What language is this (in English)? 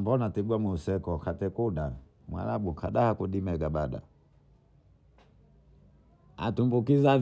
Bondei